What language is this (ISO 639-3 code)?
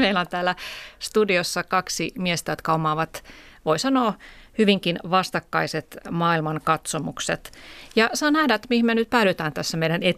fin